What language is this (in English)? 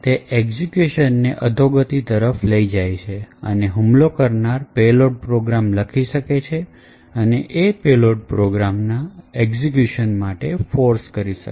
Gujarati